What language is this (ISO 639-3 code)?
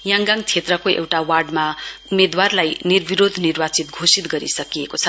nep